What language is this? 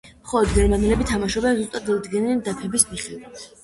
Georgian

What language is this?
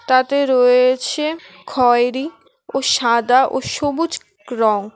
Bangla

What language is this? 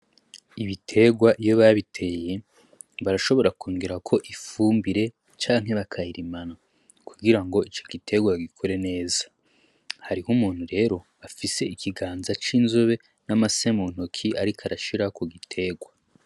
Rundi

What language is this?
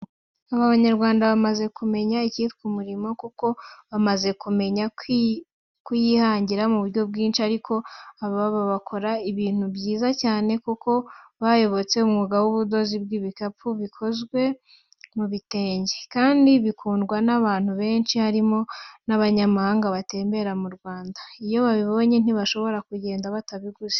Kinyarwanda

